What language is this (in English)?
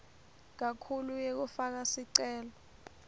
Swati